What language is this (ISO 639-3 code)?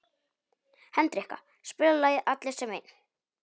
isl